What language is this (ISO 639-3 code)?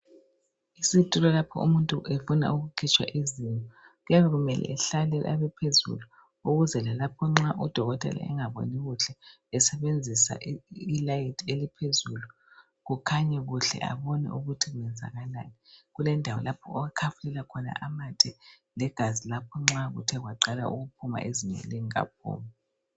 nde